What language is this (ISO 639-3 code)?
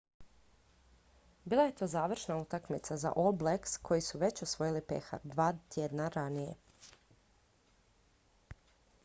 hrv